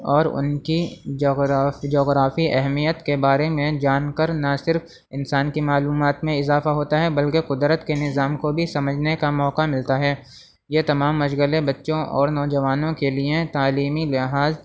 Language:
Urdu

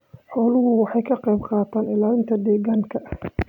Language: Somali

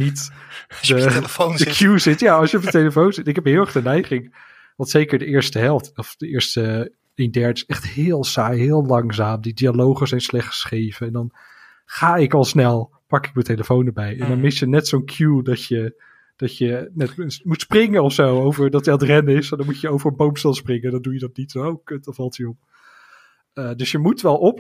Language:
Dutch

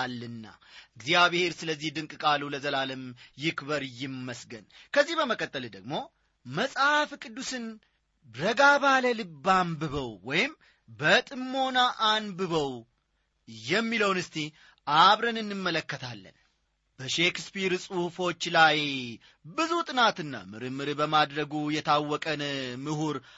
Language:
Amharic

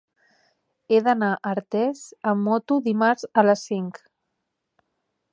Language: Catalan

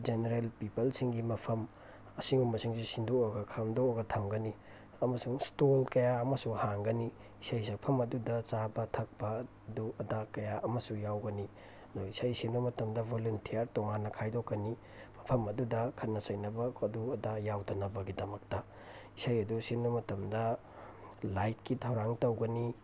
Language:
Manipuri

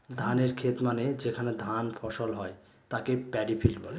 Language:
Bangla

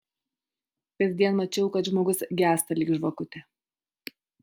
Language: Lithuanian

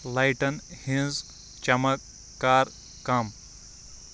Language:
Kashmiri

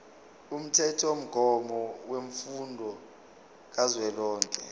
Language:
Zulu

